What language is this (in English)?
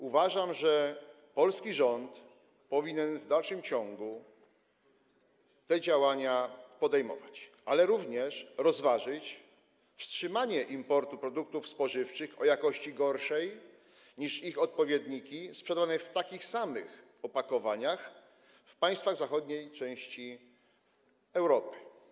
Polish